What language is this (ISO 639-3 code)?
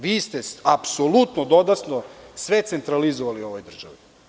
srp